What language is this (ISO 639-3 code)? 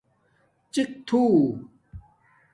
dmk